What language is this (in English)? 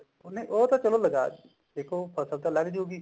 Punjabi